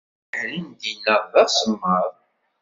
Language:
Kabyle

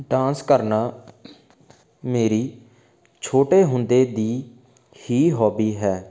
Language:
Punjabi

